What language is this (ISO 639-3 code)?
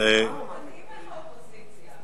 heb